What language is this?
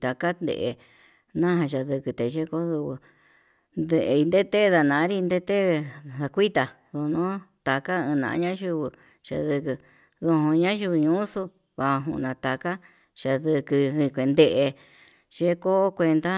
Yutanduchi Mixtec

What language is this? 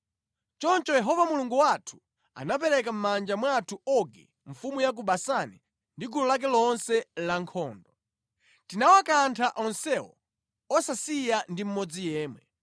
Nyanja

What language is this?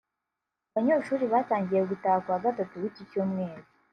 Kinyarwanda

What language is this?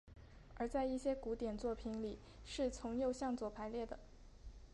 Chinese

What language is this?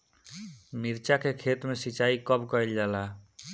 Bhojpuri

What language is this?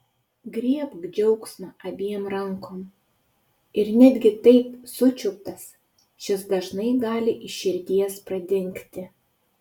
Lithuanian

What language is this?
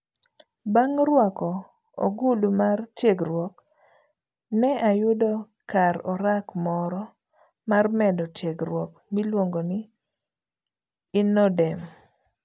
Luo (Kenya and Tanzania)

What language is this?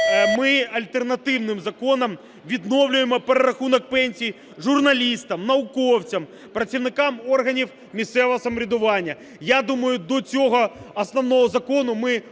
Ukrainian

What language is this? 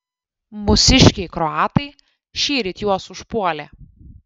Lithuanian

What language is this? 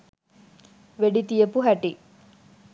Sinhala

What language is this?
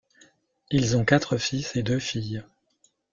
French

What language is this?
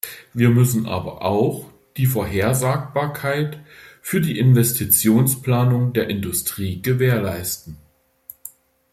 German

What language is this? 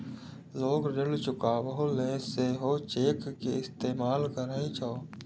Maithili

